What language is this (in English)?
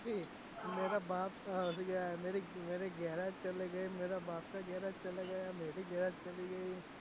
Gujarati